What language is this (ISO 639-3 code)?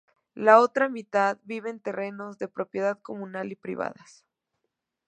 spa